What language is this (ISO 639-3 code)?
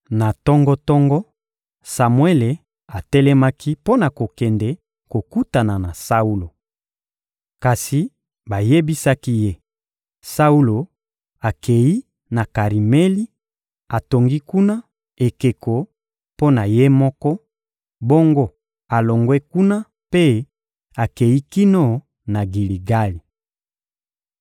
lin